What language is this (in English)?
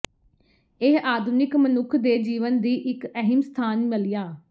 Punjabi